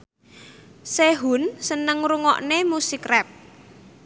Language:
Javanese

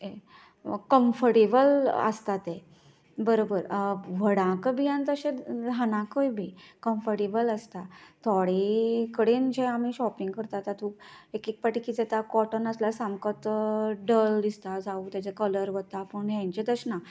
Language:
Konkani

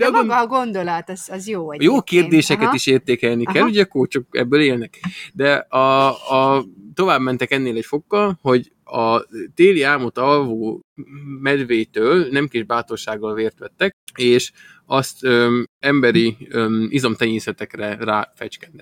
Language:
Hungarian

